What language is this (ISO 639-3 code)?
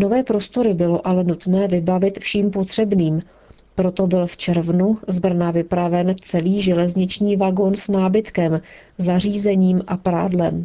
ces